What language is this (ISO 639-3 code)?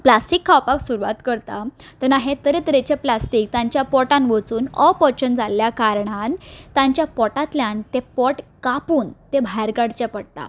kok